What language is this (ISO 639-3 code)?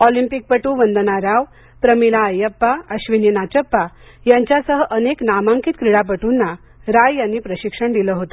mar